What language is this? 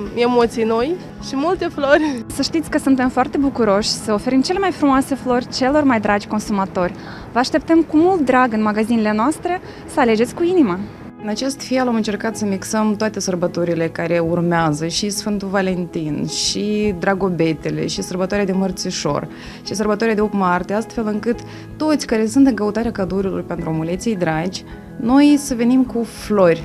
Romanian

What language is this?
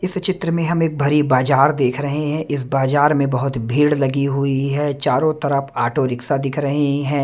Hindi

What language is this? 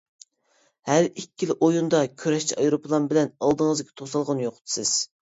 Uyghur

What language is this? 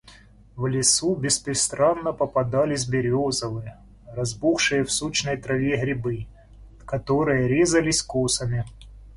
Russian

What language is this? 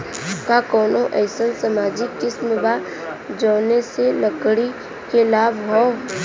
Bhojpuri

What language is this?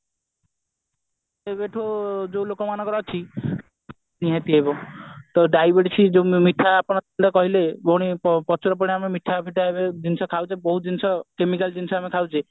Odia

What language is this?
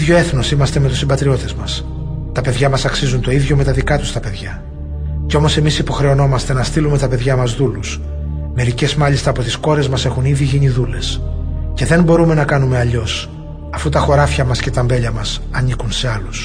Greek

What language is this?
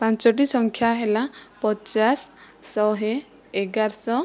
Odia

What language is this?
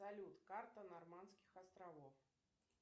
Russian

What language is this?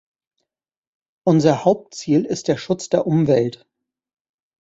German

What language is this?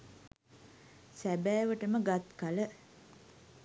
Sinhala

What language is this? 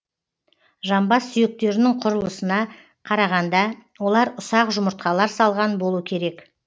Kazakh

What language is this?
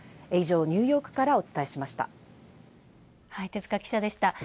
Japanese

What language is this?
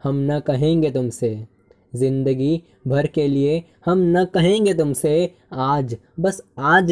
Hindi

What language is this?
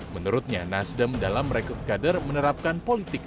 Indonesian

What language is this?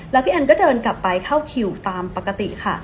Thai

